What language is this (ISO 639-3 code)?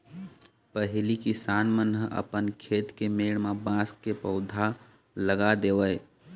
hne